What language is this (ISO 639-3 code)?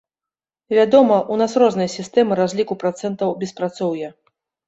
bel